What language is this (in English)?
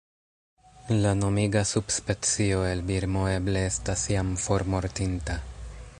Esperanto